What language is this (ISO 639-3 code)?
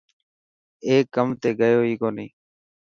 mki